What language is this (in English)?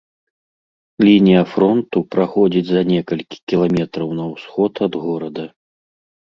Belarusian